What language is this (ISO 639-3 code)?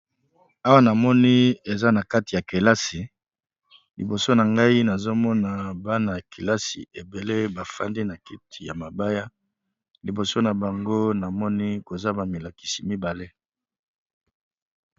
lin